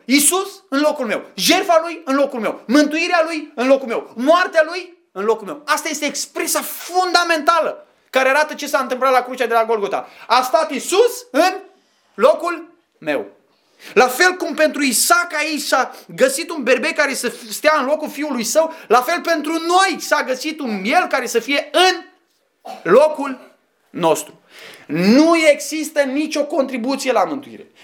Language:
Romanian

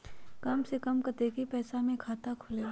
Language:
Magahi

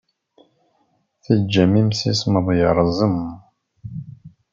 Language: Kabyle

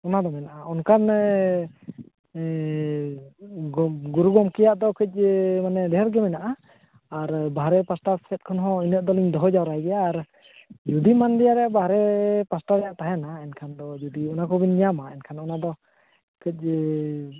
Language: Santali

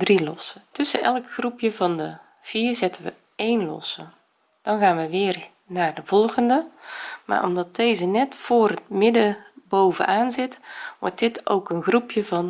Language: Dutch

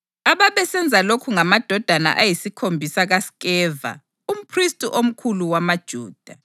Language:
North Ndebele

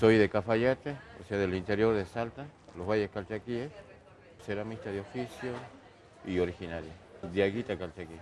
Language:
Spanish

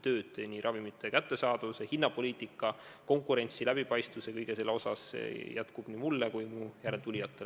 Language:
Estonian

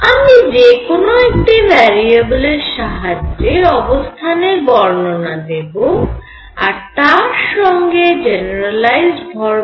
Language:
Bangla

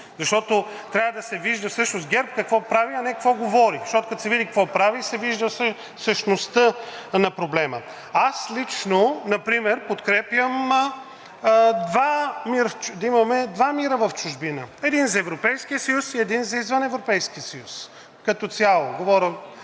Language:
Bulgarian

